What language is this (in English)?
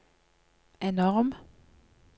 Norwegian